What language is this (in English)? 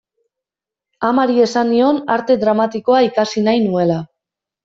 Basque